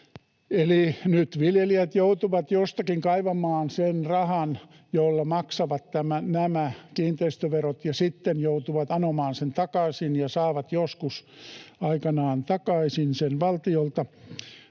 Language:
Finnish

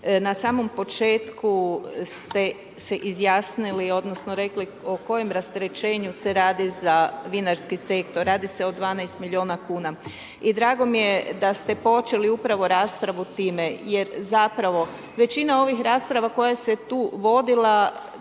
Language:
Croatian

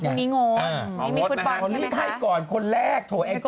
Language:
Thai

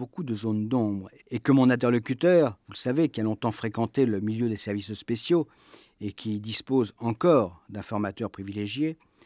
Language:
French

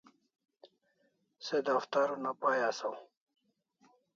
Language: Kalasha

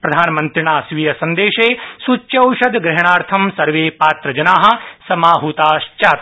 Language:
Sanskrit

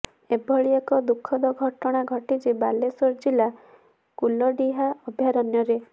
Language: Odia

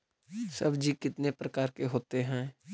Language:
Magahi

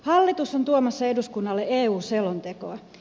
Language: Finnish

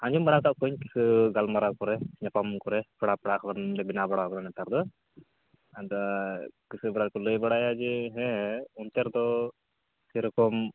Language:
Santali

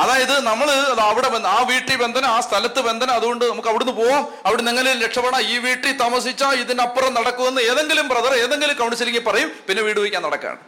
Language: Malayalam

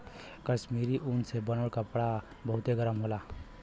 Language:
Bhojpuri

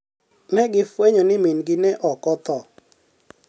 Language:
Luo (Kenya and Tanzania)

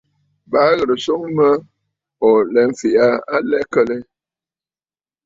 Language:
Bafut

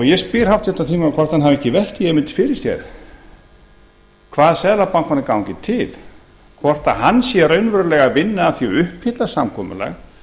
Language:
Icelandic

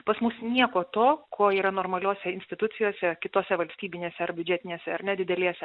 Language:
Lithuanian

